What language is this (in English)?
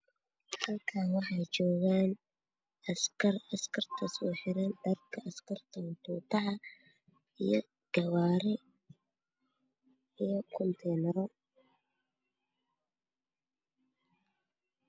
Somali